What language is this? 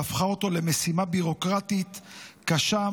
Hebrew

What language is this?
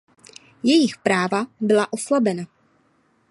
Czech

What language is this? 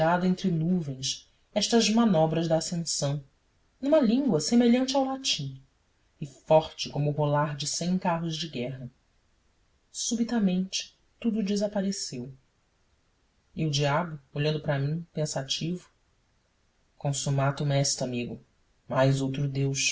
Portuguese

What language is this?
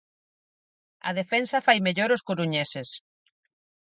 Galician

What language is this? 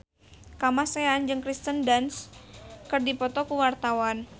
Sundanese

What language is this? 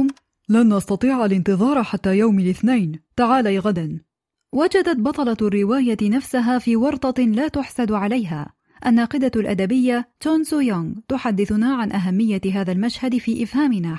Arabic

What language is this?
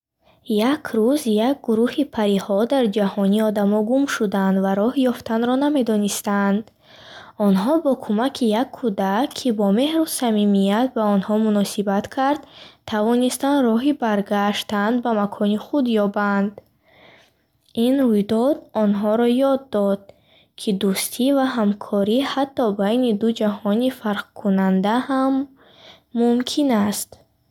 Bukharic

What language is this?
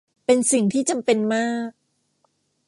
Thai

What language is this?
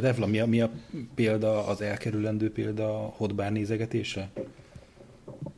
Hungarian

